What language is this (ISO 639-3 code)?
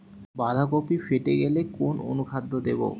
ben